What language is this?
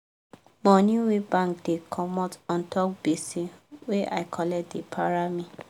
Nigerian Pidgin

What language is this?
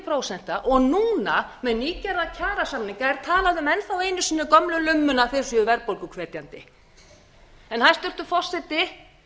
Icelandic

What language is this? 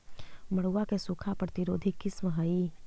Magahi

